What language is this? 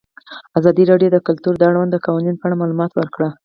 Pashto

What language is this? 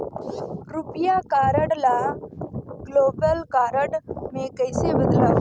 Chhattisgarhi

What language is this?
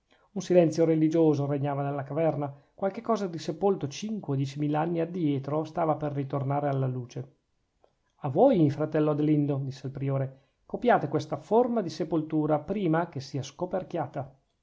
Italian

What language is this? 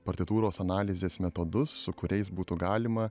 Lithuanian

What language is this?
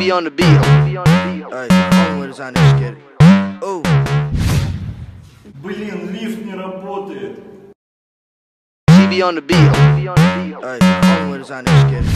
Russian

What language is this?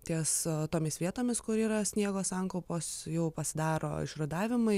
Lithuanian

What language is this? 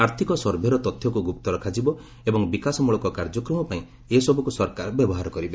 Odia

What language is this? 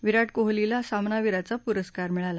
Marathi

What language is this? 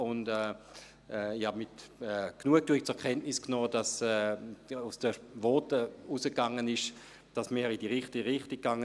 Swiss German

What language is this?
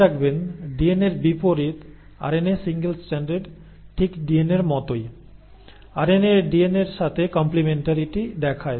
Bangla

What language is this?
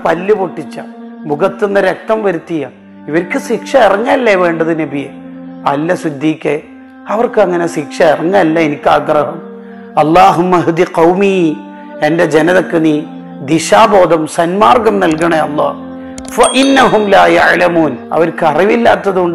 Arabic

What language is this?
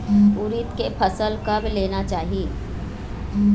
Chhattisgarhi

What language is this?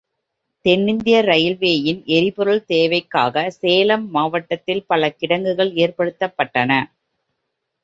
Tamil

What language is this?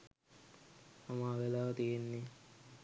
Sinhala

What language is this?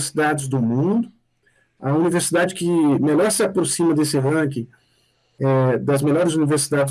Portuguese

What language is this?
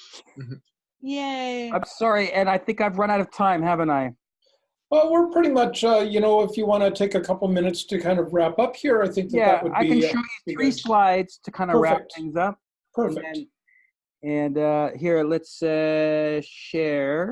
English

